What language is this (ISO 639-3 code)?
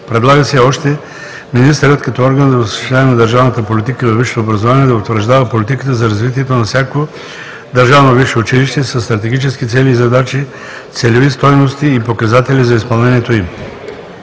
bul